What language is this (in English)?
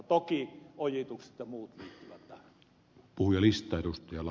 Finnish